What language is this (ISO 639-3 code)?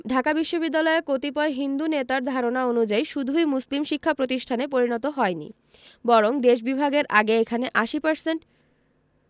ben